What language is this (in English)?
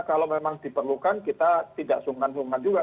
Indonesian